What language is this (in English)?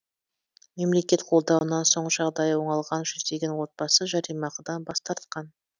Kazakh